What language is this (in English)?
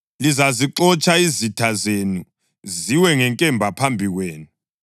North Ndebele